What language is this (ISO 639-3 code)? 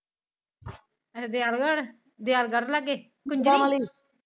pan